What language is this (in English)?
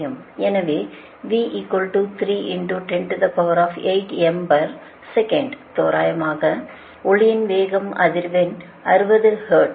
Tamil